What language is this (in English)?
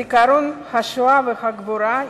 Hebrew